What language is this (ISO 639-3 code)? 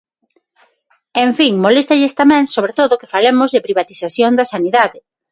glg